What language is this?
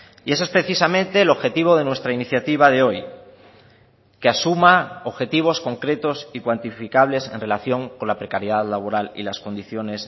Spanish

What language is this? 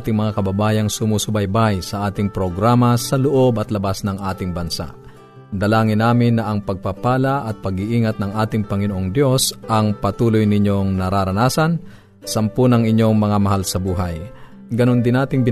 Filipino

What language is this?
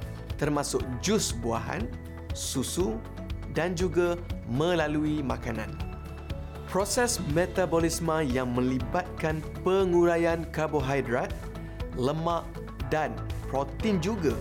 Malay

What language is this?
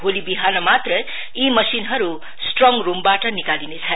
Nepali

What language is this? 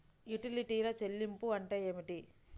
Telugu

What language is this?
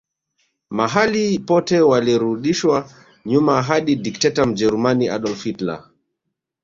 Swahili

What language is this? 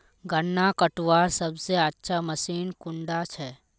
Magahi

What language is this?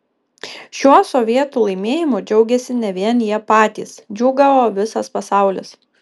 Lithuanian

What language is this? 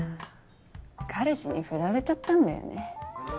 Japanese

